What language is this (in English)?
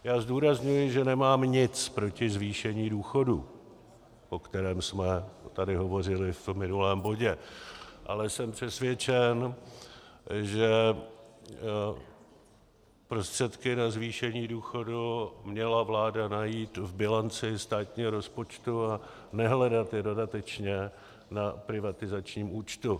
Czech